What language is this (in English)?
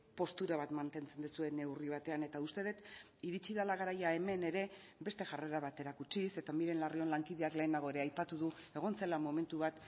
Basque